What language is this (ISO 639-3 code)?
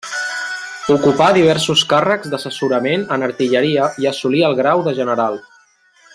cat